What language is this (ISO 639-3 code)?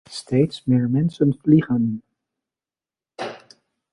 nld